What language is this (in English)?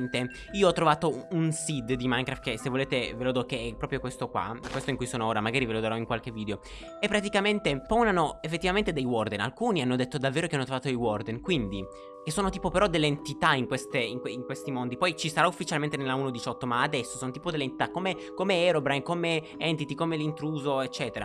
Italian